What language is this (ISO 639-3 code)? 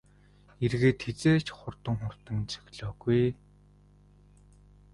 mon